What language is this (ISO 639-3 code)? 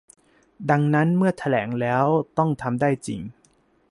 tha